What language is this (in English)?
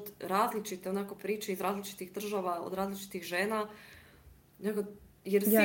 Croatian